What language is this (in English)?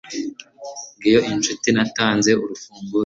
Kinyarwanda